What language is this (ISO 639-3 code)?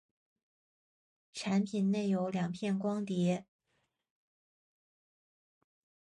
zho